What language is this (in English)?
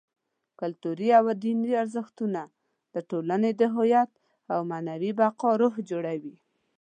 Pashto